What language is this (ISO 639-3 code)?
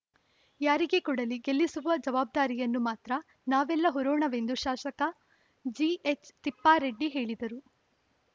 kan